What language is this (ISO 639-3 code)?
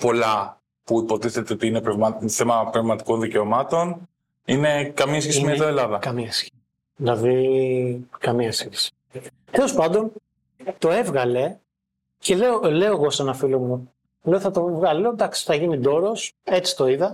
ell